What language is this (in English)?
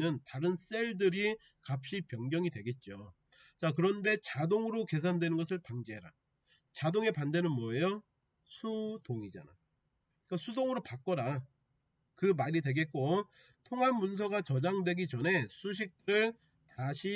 Korean